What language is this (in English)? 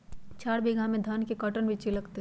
Magahi